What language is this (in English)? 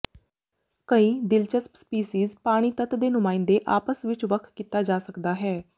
Punjabi